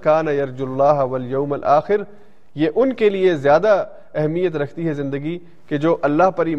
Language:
Urdu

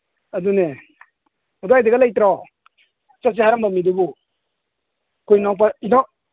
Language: Manipuri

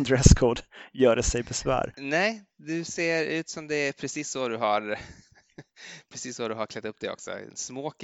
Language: Swedish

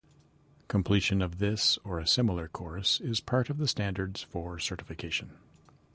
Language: English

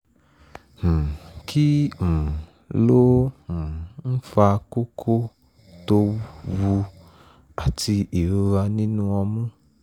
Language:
Yoruba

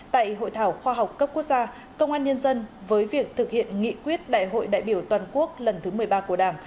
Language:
Vietnamese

